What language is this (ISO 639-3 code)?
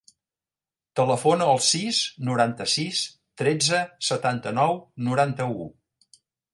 cat